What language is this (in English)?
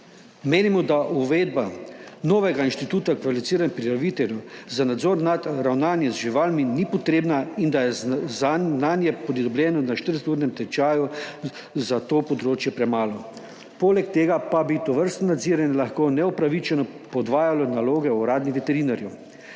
Slovenian